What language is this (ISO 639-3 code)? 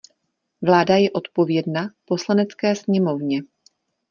ces